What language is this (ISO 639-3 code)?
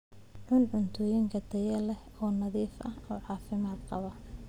som